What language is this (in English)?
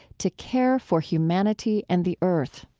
English